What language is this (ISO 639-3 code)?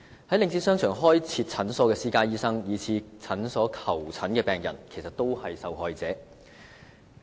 yue